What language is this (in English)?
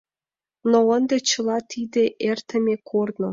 Mari